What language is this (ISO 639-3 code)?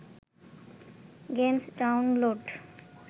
ben